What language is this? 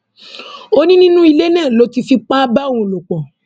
Yoruba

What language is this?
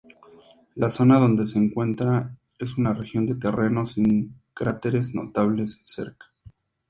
Spanish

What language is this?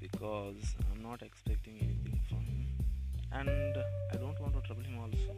Kannada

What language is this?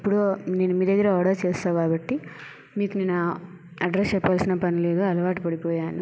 Telugu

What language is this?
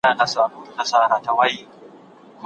Pashto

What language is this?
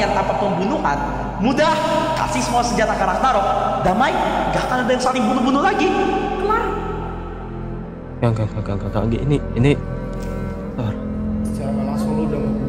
Indonesian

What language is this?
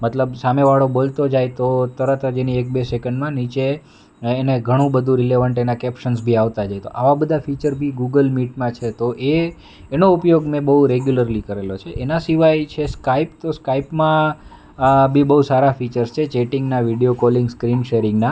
Gujarati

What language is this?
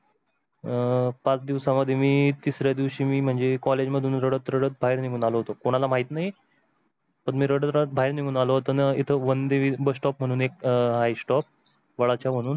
Marathi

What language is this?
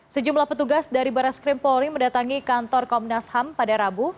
Indonesian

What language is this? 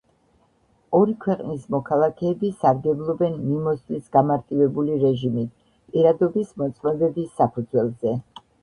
Georgian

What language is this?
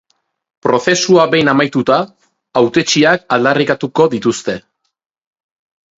Basque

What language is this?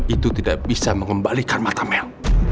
Indonesian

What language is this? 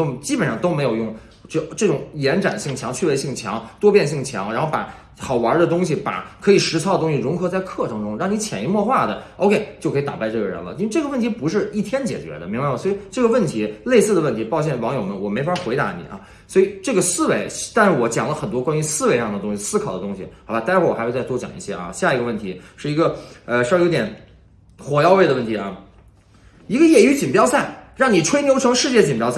Chinese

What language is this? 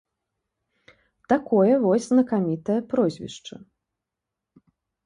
Belarusian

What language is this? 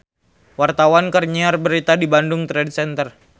Sundanese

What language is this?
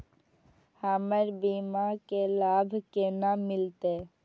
Maithili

